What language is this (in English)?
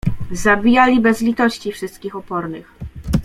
Polish